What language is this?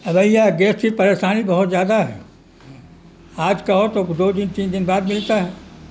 Urdu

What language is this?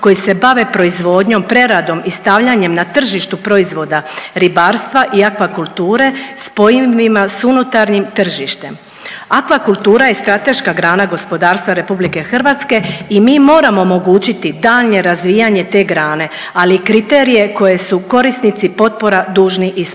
Croatian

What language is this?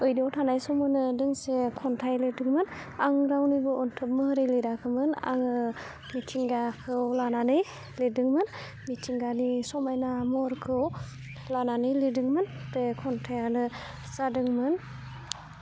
Bodo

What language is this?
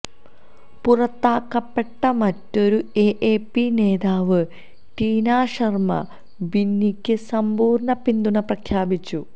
Malayalam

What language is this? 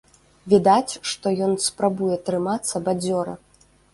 Belarusian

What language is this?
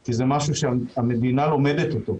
Hebrew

